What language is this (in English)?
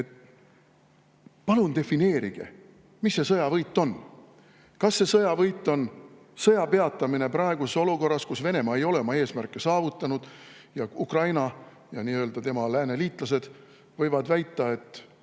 Estonian